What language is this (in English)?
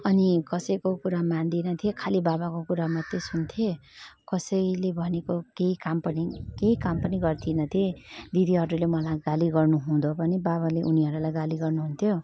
Nepali